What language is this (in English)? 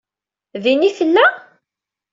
Kabyle